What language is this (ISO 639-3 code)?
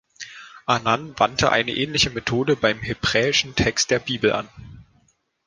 deu